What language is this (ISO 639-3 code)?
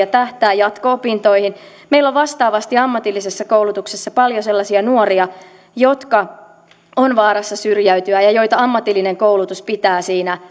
fin